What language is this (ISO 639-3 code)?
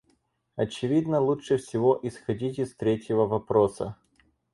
rus